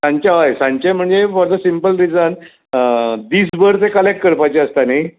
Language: Konkani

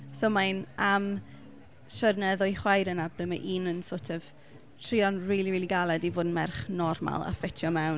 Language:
Welsh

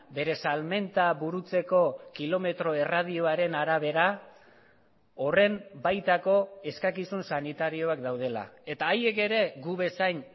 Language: Basque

